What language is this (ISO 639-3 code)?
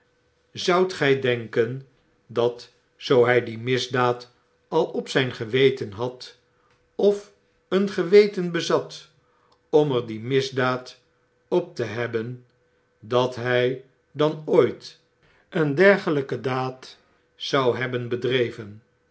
nld